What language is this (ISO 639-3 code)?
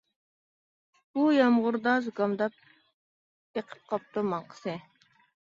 uig